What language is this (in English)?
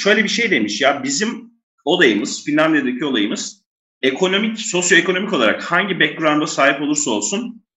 Turkish